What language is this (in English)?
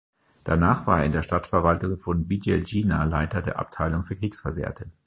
German